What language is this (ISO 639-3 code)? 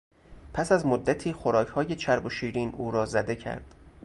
fas